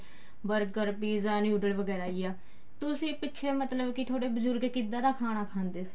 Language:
Punjabi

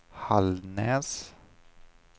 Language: Swedish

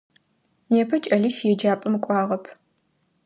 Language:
Adyghe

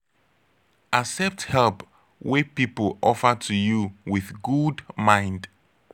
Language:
Nigerian Pidgin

